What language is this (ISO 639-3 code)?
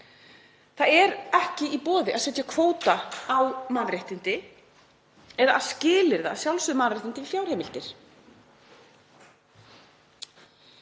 isl